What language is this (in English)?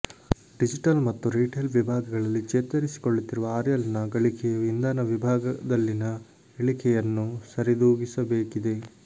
Kannada